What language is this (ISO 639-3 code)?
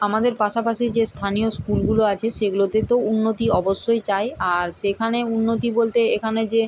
ben